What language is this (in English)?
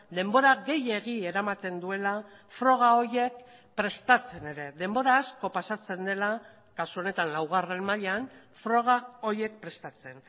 Basque